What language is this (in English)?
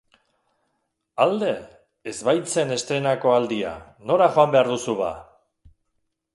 Basque